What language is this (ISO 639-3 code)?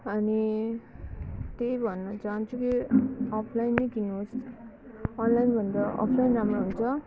nep